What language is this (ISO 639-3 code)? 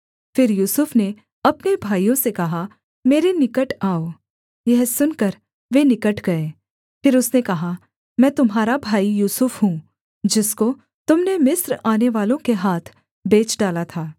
hin